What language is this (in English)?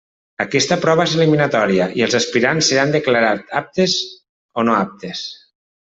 Catalan